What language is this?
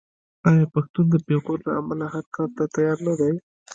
Pashto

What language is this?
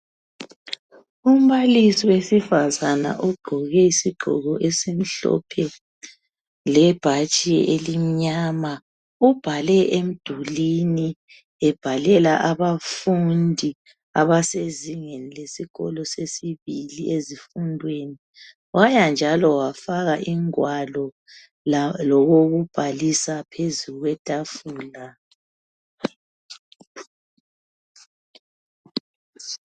North Ndebele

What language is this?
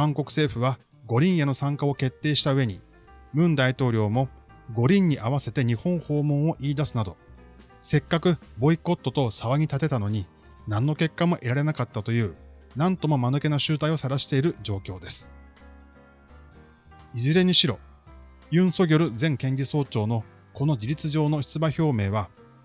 Japanese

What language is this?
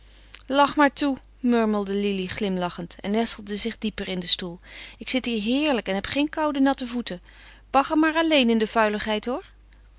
Dutch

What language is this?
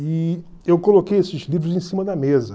Portuguese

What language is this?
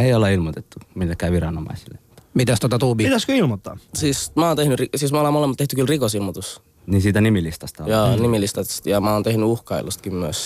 Finnish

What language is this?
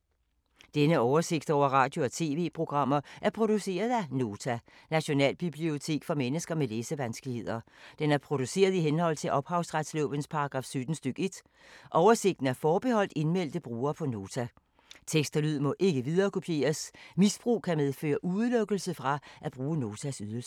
Danish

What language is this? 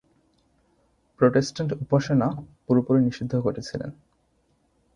Bangla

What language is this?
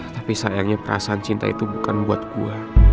Indonesian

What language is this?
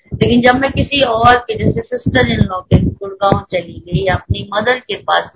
Hindi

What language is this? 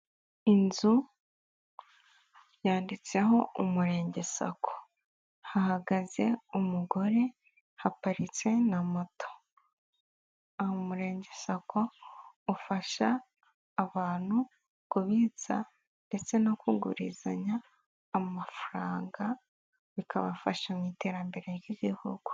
Kinyarwanda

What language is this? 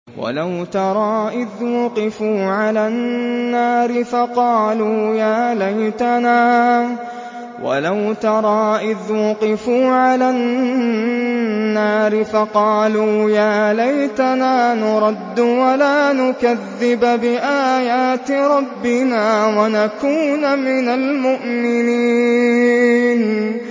Arabic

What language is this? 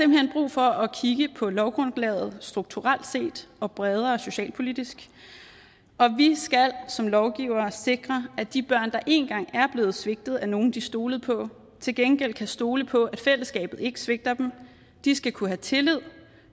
Danish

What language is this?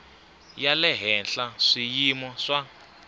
Tsonga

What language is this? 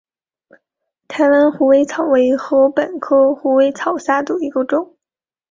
Chinese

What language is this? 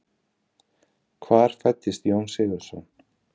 Icelandic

